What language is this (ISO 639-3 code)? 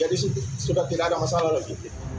ind